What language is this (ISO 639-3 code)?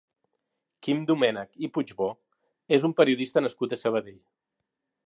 cat